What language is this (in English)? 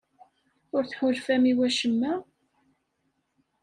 Kabyle